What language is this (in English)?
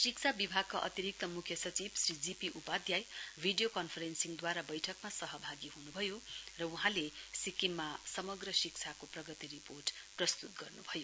Nepali